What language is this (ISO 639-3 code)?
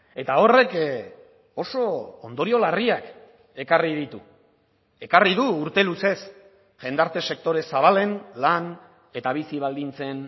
eus